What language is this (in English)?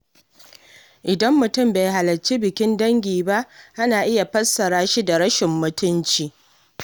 Hausa